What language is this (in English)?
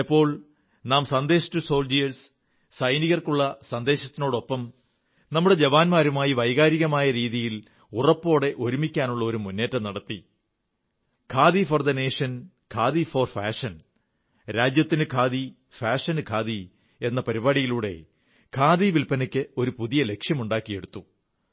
Malayalam